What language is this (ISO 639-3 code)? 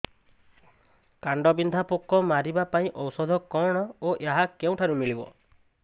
ori